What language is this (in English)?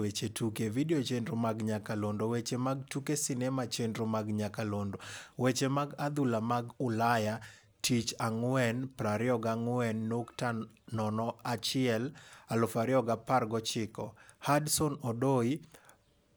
Luo (Kenya and Tanzania)